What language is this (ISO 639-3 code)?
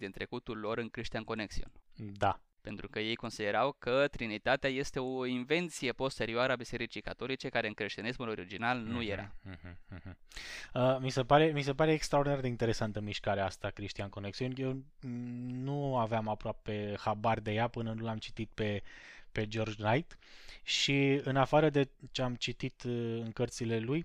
ron